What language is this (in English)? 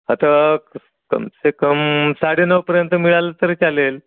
Marathi